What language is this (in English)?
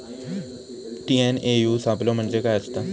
Marathi